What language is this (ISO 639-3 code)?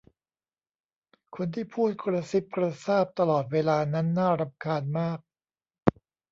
tha